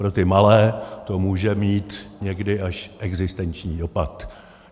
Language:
Czech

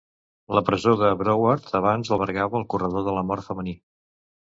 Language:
Catalan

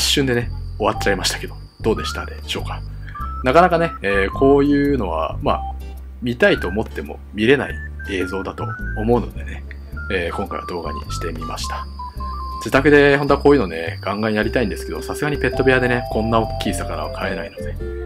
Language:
Japanese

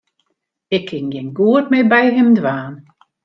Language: Western Frisian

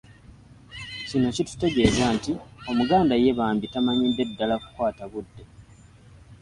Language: Ganda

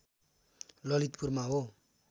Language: Nepali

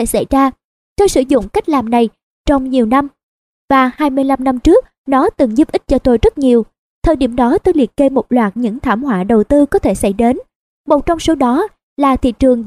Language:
Vietnamese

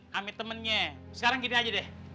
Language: Indonesian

